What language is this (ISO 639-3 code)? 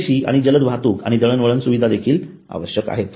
mar